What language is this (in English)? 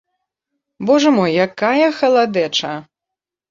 Belarusian